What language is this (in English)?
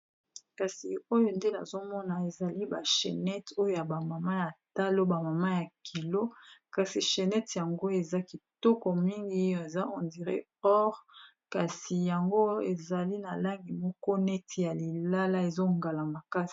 Lingala